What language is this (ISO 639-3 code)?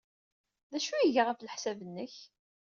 kab